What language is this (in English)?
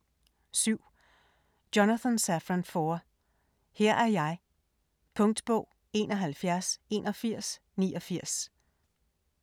Danish